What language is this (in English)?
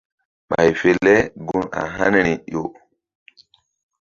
Mbum